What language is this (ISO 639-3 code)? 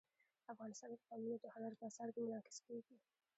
pus